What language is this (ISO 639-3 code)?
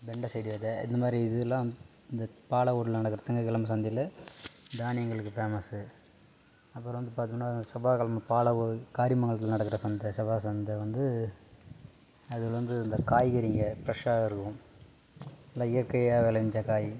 tam